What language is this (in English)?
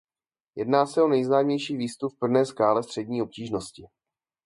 Czech